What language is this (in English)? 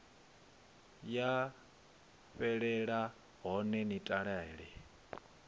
Venda